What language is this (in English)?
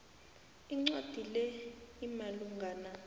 South Ndebele